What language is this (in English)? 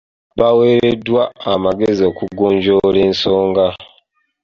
Ganda